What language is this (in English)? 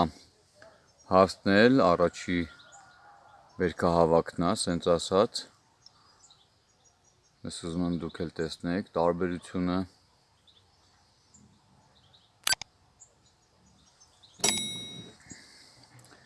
Turkish